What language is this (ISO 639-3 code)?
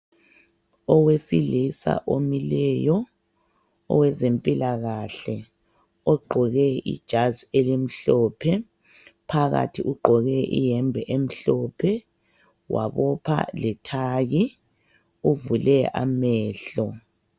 nde